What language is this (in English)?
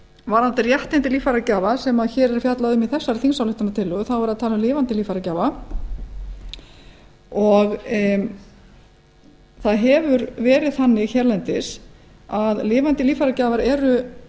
Icelandic